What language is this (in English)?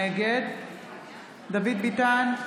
Hebrew